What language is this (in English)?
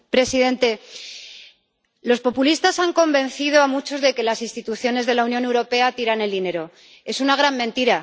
Spanish